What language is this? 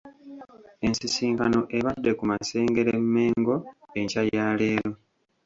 Ganda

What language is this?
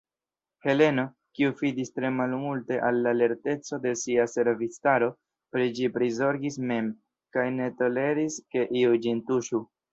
Esperanto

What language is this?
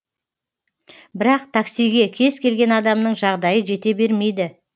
Kazakh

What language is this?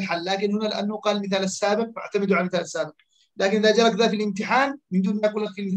Arabic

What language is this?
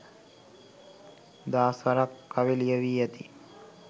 Sinhala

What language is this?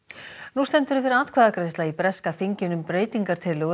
Icelandic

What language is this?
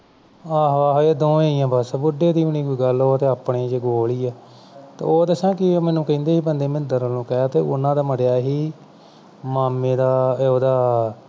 Punjabi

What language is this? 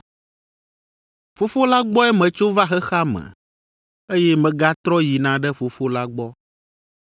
Ewe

